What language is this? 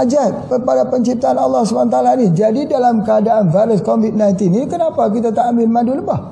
Malay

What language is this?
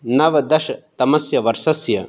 Sanskrit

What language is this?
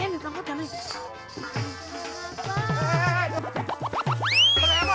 Indonesian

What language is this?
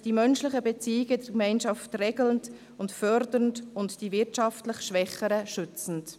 Swiss German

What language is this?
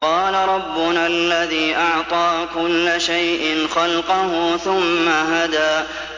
Arabic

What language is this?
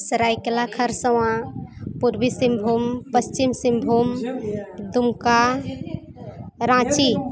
Santali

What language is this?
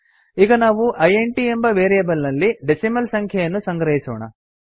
Kannada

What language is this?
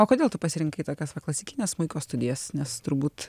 Lithuanian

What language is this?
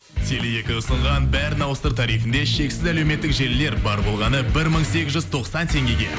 Kazakh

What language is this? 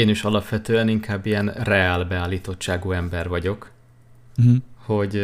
Hungarian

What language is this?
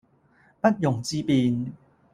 Cantonese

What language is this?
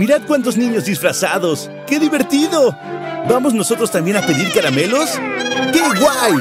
Spanish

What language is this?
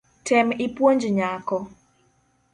Luo (Kenya and Tanzania)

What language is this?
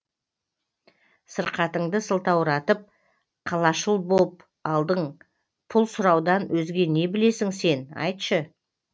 Kazakh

